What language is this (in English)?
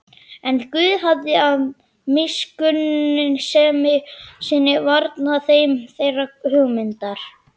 Icelandic